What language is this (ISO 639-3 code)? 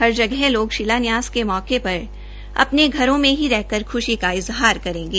hin